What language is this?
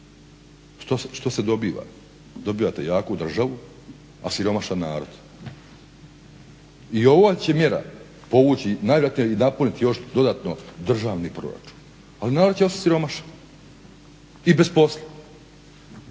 Croatian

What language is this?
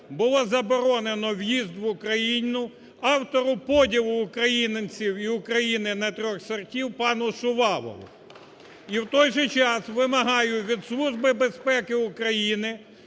Ukrainian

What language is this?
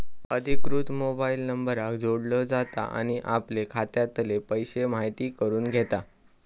Marathi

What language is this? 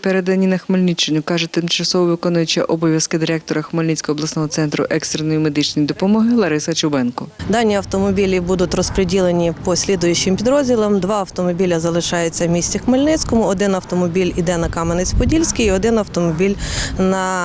Ukrainian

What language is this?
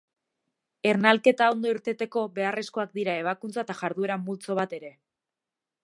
Basque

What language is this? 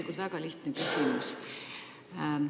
Estonian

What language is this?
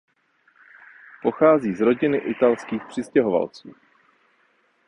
Czech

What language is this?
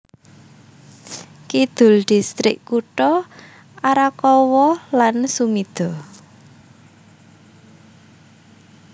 Javanese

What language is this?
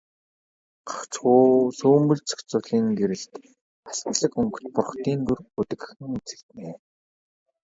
Mongolian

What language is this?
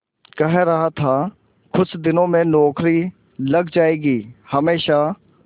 Hindi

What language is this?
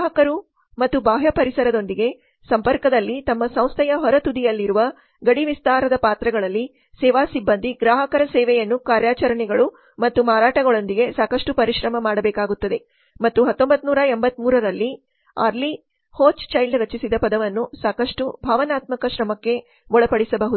Kannada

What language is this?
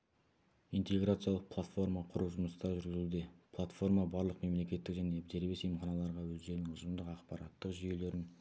Kazakh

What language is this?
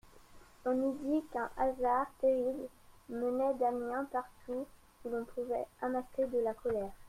French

